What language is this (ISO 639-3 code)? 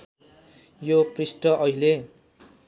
nep